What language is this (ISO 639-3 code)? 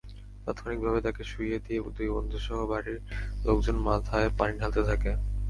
ben